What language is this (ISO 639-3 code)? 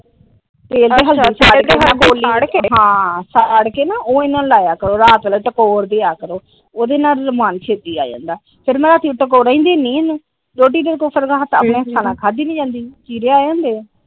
pan